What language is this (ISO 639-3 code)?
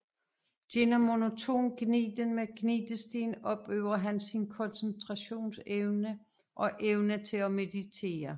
dan